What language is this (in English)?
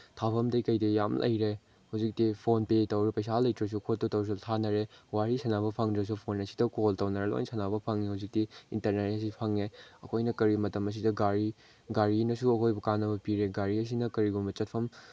Manipuri